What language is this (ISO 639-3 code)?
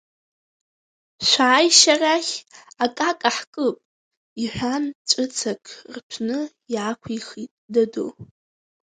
abk